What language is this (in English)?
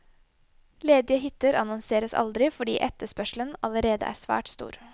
Norwegian